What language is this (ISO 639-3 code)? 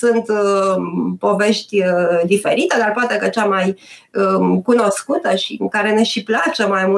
ron